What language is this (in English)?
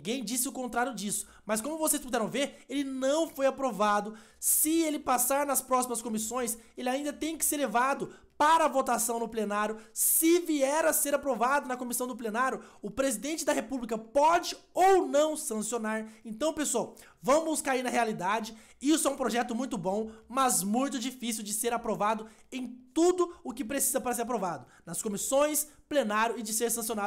Portuguese